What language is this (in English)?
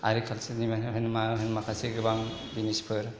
Bodo